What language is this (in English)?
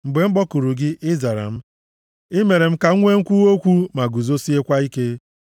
Igbo